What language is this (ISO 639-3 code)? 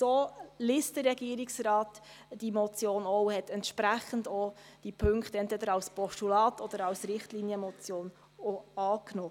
gsw